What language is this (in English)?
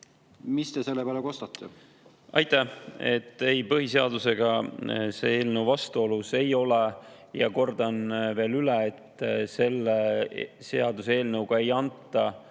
Estonian